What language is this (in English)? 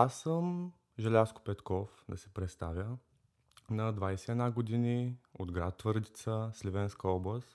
Bulgarian